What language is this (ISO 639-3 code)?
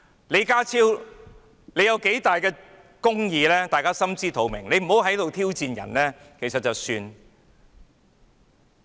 yue